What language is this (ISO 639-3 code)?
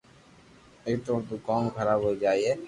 lrk